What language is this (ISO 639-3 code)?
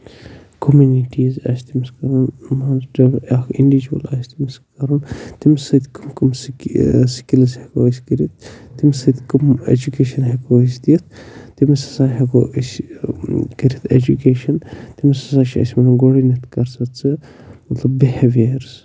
kas